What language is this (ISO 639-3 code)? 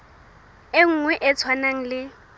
sot